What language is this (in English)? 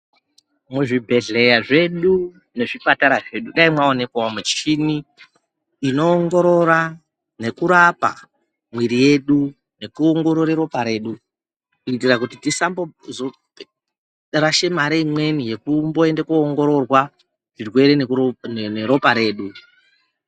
Ndau